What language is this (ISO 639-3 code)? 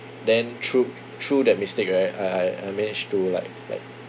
eng